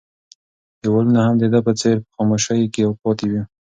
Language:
Pashto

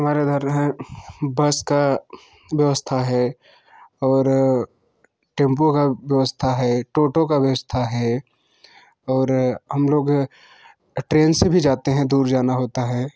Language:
Hindi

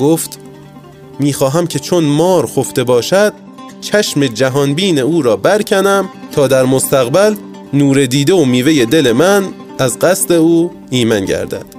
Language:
Persian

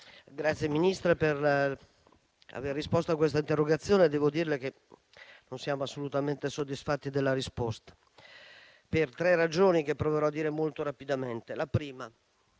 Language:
Italian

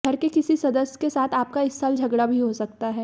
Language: Hindi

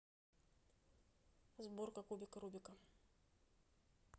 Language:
Russian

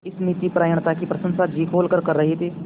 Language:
Hindi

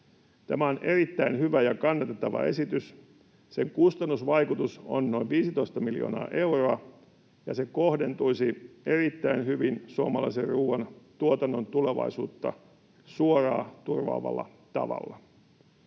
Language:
Finnish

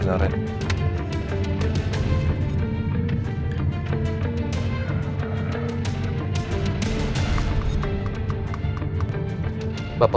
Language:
Indonesian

